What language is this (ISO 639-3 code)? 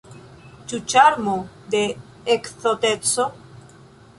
epo